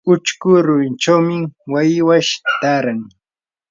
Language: Yanahuanca Pasco Quechua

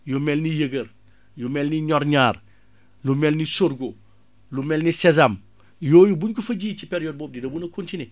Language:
Wolof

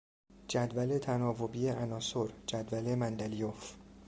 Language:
Persian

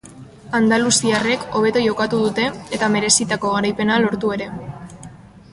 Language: Basque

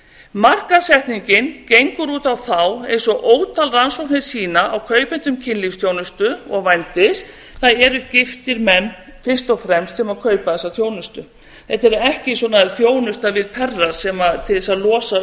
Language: Icelandic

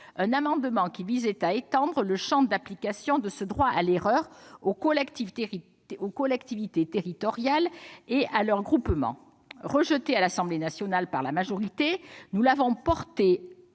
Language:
French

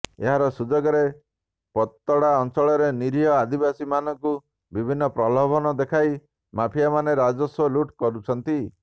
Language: Odia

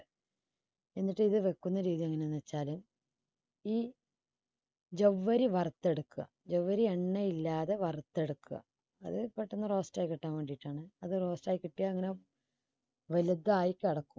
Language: Malayalam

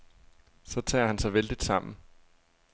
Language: Danish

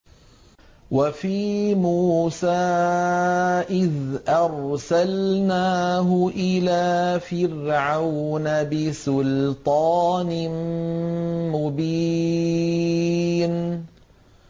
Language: Arabic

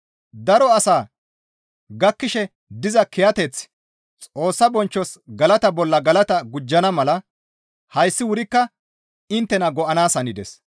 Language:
Gamo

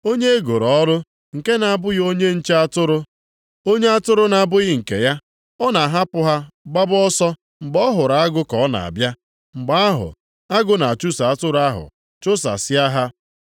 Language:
Igbo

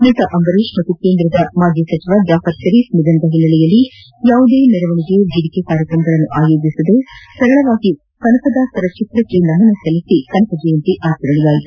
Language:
Kannada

